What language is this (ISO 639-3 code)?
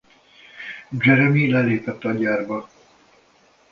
hun